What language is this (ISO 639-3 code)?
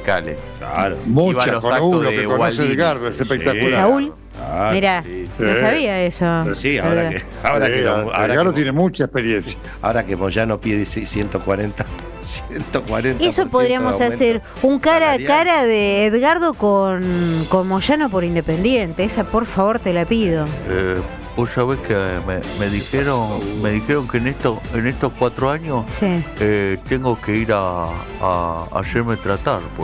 spa